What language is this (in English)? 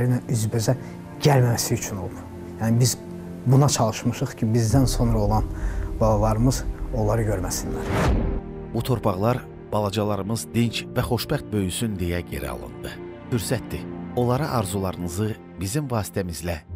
Turkish